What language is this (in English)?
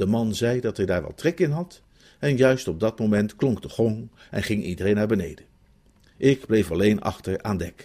Dutch